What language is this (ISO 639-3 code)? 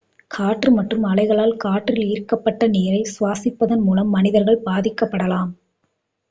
tam